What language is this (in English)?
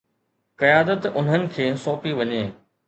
Sindhi